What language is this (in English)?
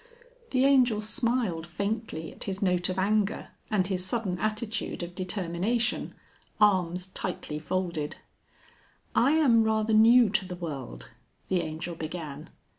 English